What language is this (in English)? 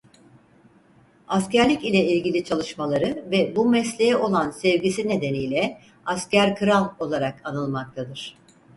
Turkish